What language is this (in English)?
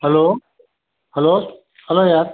Kannada